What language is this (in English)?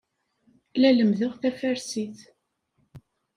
Kabyle